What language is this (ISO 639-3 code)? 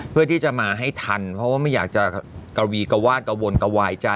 tha